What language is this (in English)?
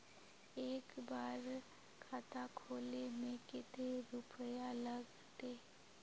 Magahi